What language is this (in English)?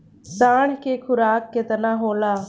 Bhojpuri